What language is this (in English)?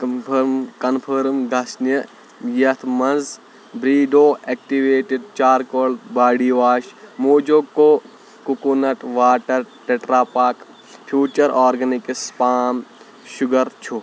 Kashmiri